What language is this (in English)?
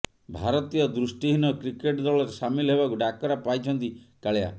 Odia